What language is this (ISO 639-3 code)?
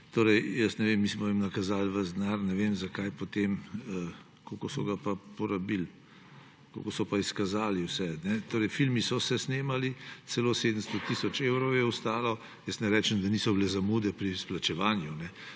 slv